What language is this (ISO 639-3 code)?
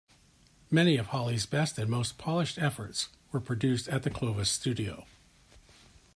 eng